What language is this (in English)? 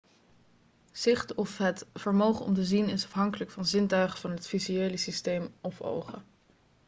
Dutch